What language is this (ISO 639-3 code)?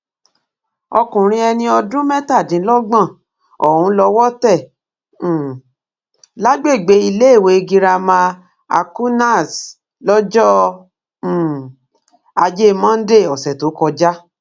yor